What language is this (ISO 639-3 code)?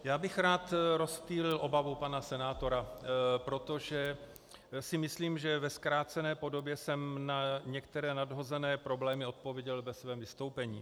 ces